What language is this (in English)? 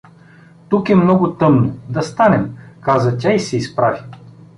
Bulgarian